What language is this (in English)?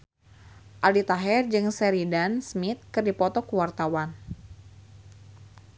Sundanese